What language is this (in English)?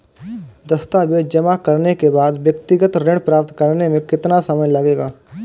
Hindi